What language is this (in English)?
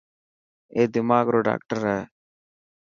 Dhatki